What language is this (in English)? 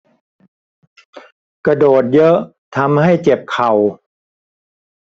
Thai